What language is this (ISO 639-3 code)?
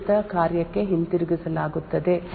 kan